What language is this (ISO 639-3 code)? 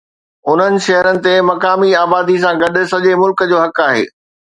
snd